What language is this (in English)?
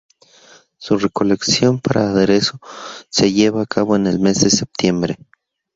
Spanish